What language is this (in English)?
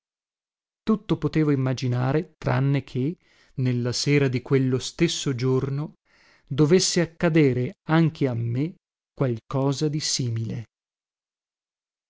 Italian